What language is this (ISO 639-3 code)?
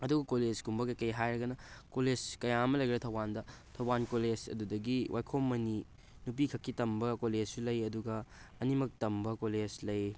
mni